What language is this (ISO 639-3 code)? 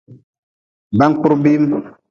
nmz